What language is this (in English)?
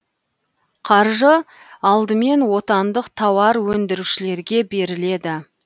Kazakh